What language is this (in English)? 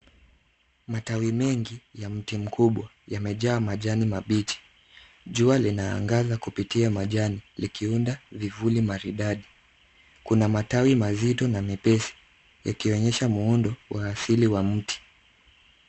Swahili